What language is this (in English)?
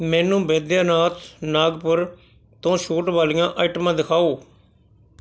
Punjabi